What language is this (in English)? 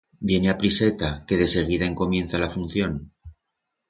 Aragonese